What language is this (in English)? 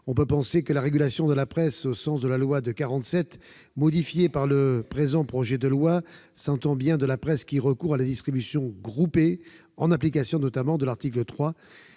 French